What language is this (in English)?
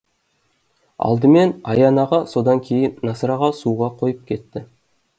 Kazakh